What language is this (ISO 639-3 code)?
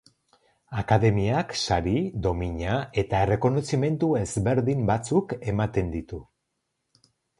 eus